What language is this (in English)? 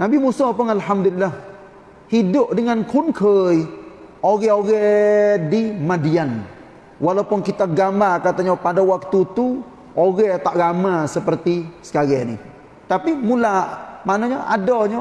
Malay